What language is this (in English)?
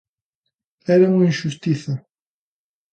Galician